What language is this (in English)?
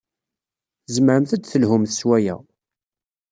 Kabyle